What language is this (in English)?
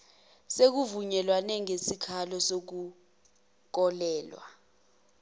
Zulu